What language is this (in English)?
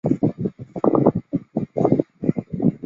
Chinese